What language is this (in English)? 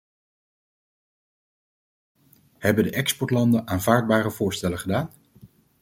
Dutch